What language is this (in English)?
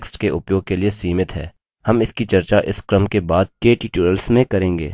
Hindi